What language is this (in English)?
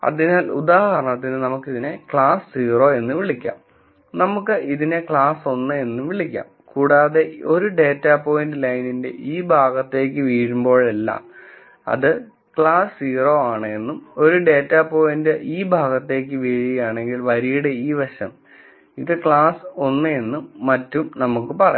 Malayalam